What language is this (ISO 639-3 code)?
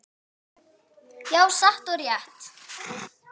isl